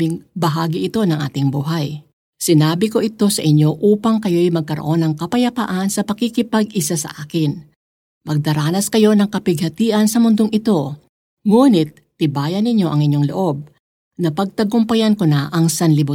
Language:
Filipino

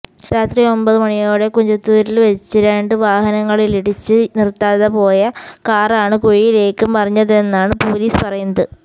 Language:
Malayalam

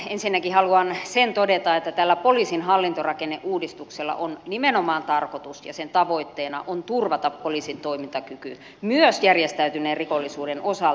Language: Finnish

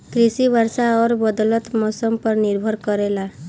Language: Bhojpuri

